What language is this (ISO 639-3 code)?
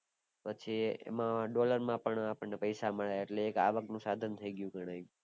guj